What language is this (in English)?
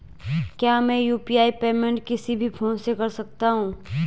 Hindi